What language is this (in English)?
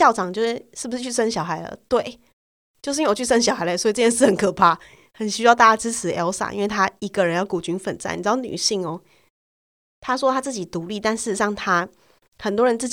Chinese